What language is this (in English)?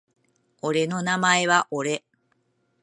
Japanese